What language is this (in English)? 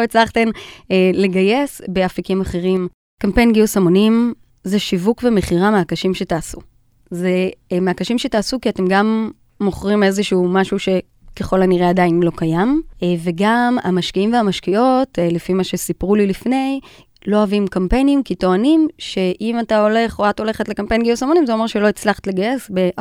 Hebrew